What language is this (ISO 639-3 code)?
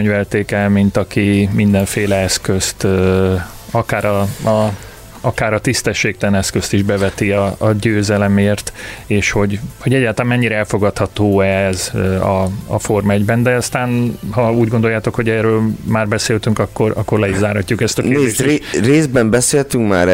hun